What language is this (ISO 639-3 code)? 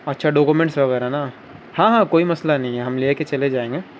urd